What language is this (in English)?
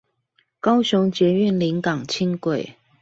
Chinese